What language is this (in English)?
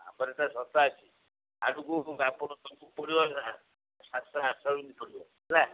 Odia